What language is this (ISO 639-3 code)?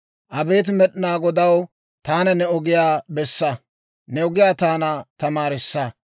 dwr